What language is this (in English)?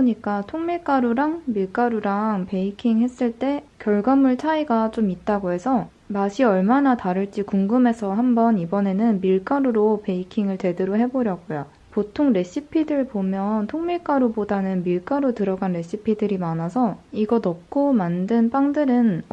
Korean